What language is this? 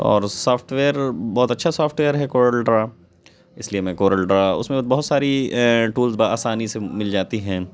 Urdu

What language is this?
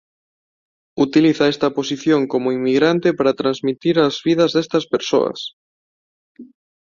Galician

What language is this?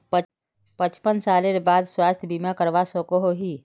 Magahi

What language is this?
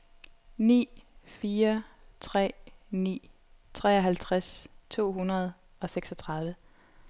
Danish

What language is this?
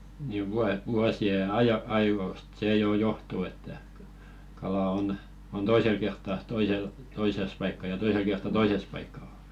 Finnish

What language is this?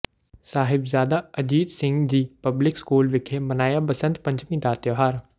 Punjabi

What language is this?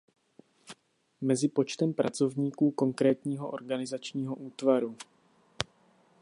Czech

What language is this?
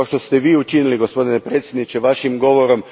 Croatian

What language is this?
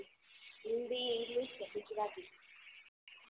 Gujarati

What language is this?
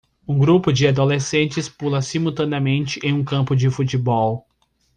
Portuguese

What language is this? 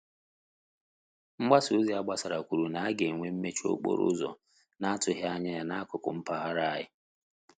Igbo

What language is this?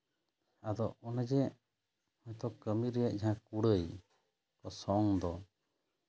Santali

